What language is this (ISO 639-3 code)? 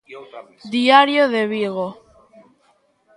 glg